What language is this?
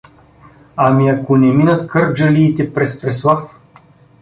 Bulgarian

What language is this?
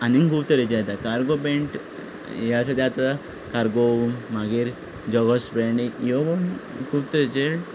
Konkani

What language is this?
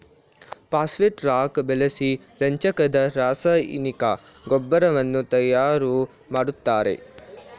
Kannada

